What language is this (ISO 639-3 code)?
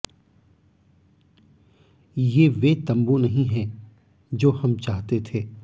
hin